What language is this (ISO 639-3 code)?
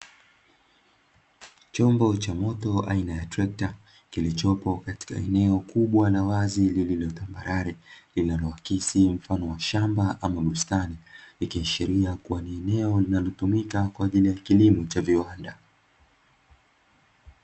swa